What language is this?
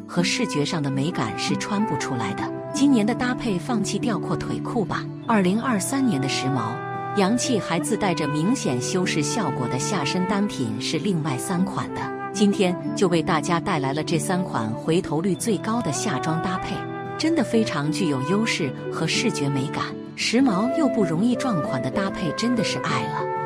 Chinese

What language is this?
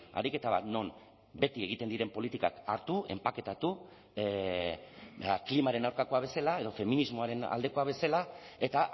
Basque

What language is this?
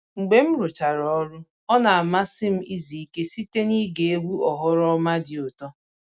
Igbo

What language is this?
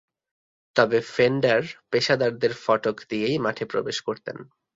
Bangla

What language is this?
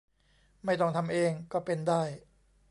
Thai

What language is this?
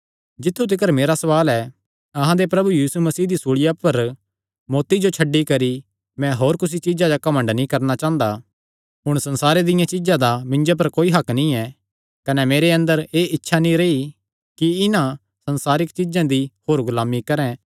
Kangri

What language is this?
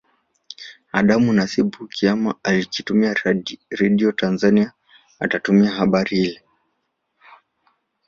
Swahili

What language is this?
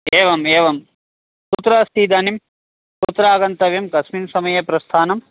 Sanskrit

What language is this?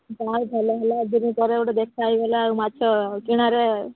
Odia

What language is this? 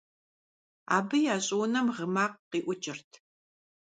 Kabardian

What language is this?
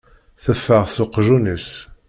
Kabyle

